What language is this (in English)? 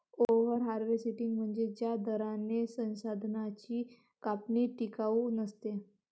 Marathi